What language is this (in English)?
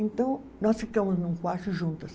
Portuguese